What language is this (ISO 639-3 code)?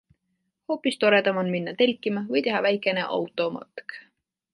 est